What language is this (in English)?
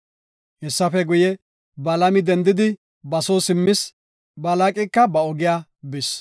Gofa